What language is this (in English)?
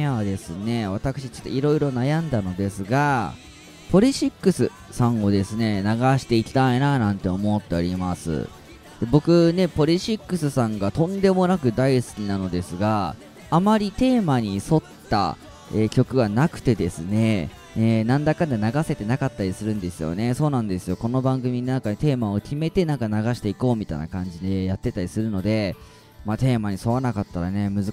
Japanese